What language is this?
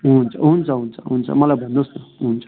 Nepali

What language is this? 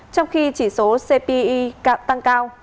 Vietnamese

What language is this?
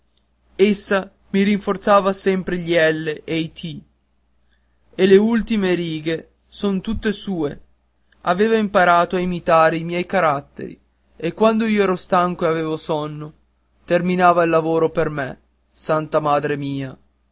Italian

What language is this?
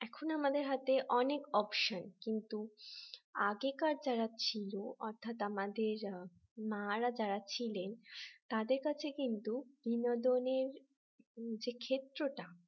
Bangla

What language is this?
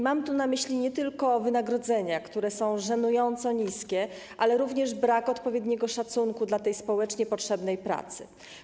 Polish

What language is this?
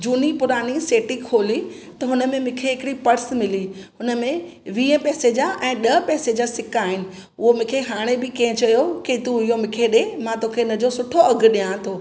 Sindhi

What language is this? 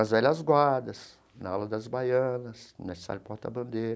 Portuguese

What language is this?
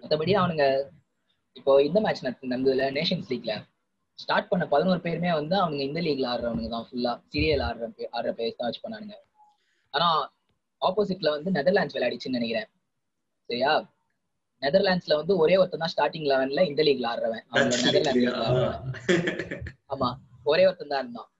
Tamil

